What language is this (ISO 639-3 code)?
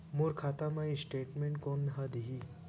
hne